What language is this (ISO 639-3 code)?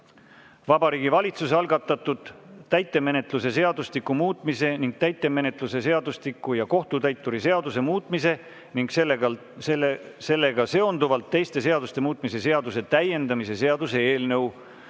est